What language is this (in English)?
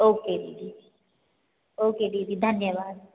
Hindi